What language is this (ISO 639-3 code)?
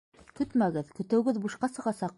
bak